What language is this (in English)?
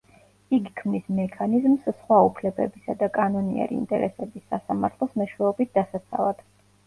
Georgian